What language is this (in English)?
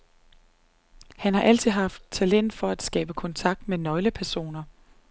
Danish